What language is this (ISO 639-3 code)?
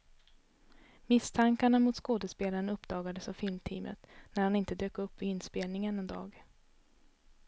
swe